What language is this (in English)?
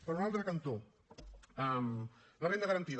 Catalan